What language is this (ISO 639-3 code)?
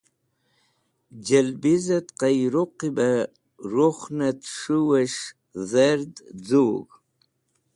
wbl